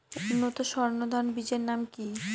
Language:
Bangla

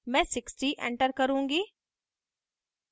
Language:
Hindi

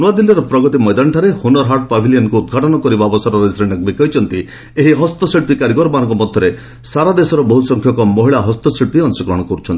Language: Odia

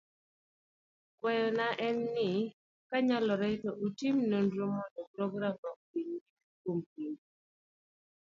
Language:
Luo (Kenya and Tanzania)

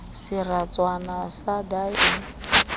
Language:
Southern Sotho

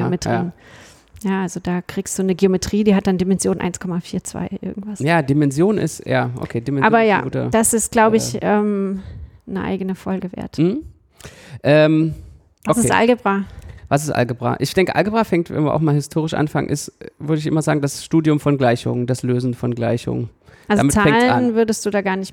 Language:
German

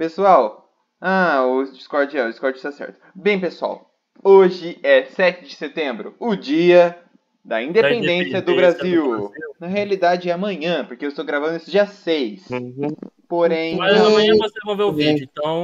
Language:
Portuguese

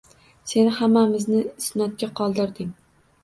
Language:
Uzbek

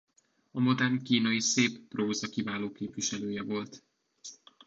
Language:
Hungarian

